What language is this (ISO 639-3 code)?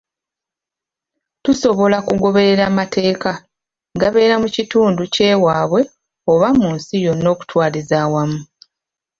lug